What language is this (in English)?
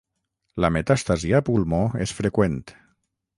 Catalan